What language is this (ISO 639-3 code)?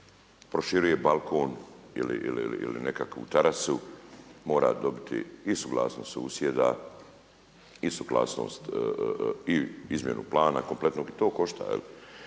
hrv